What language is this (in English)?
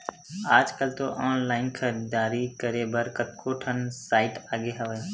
Chhattisgarhi